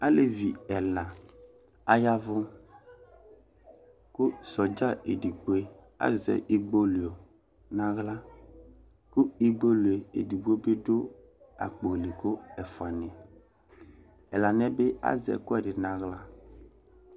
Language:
Ikposo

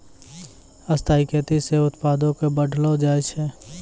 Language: Maithili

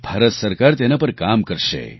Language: Gujarati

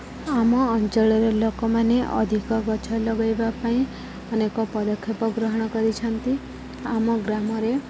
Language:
Odia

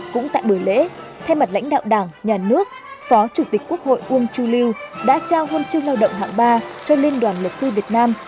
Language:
Vietnamese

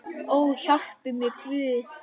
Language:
Icelandic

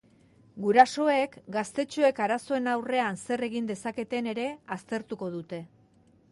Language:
Basque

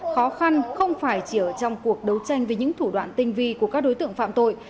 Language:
Vietnamese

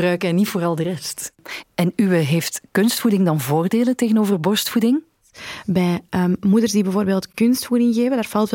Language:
Dutch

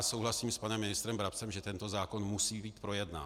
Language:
Czech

